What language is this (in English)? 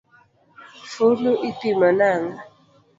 Luo (Kenya and Tanzania)